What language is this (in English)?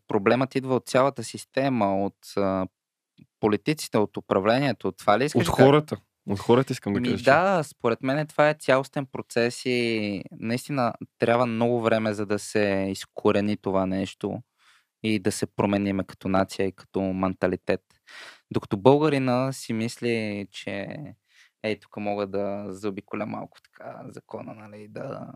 Bulgarian